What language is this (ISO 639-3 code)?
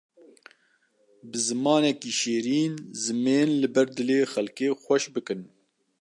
kur